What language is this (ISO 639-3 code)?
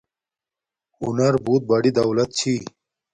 dmk